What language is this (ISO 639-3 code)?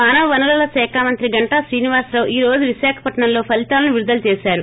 tel